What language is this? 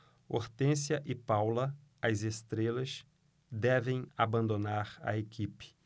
Portuguese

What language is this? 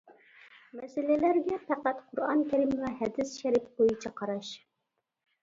Uyghur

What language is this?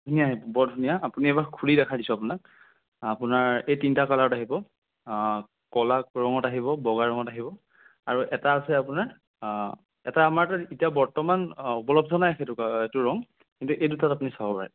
Assamese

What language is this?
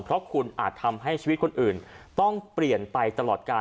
Thai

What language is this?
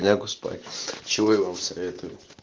Russian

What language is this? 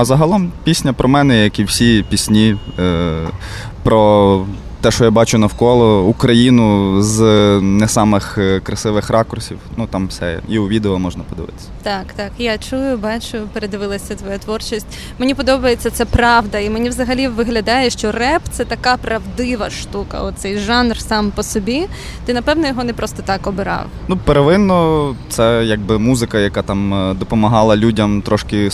Ukrainian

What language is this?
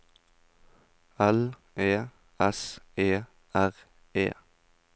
Norwegian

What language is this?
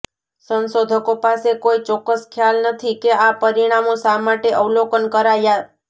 Gujarati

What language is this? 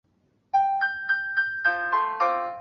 Chinese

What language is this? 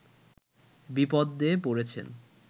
Bangla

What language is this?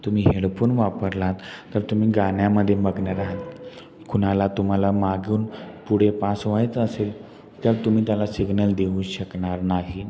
Marathi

